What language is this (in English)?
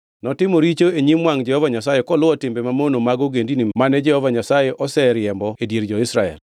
Luo (Kenya and Tanzania)